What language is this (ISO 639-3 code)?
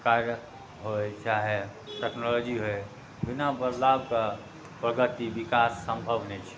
mai